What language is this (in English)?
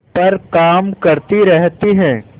Hindi